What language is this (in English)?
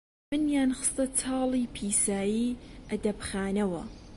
Central Kurdish